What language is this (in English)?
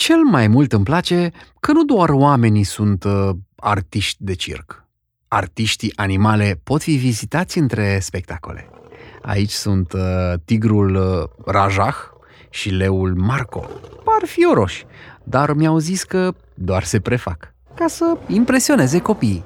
Romanian